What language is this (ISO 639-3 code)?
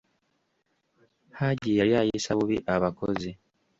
lug